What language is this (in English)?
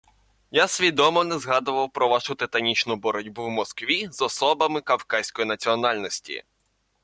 Ukrainian